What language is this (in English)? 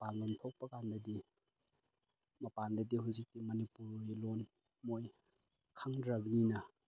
Manipuri